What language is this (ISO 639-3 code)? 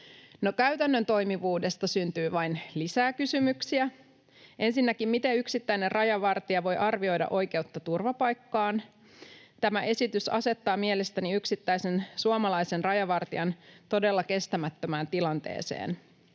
fin